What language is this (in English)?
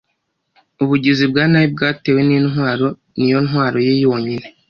Kinyarwanda